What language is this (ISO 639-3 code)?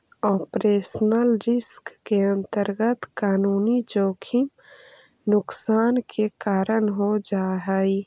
mag